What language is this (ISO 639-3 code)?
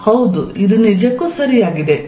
kan